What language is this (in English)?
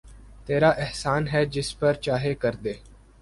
Urdu